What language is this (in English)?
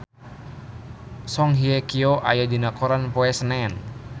Sundanese